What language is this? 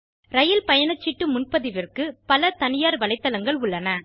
Tamil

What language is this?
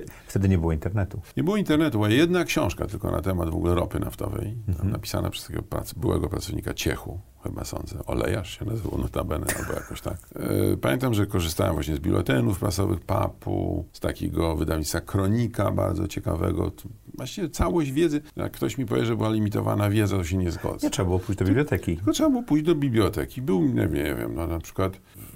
Polish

